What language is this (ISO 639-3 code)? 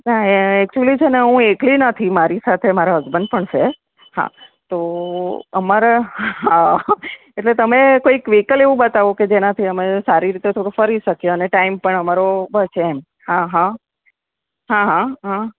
guj